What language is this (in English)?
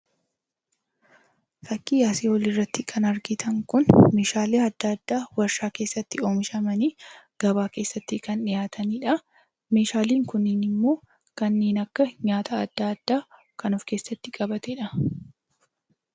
Oromo